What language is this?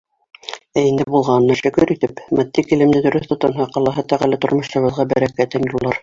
Bashkir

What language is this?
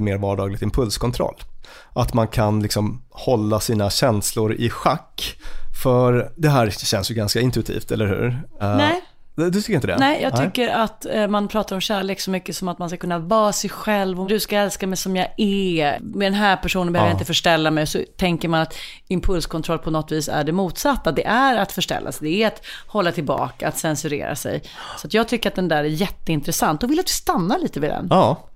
Swedish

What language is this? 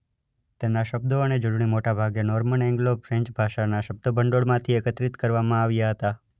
Gujarati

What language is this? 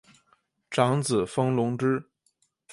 Chinese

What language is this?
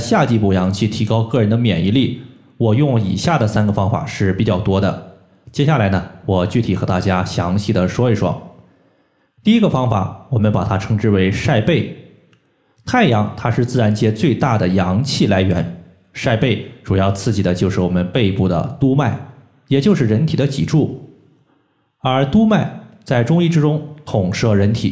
Chinese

